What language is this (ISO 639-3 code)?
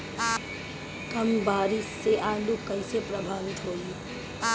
bho